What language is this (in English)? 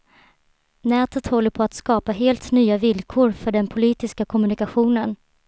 Swedish